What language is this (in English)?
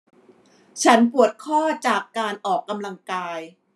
Thai